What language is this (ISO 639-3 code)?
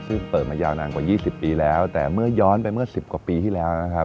tha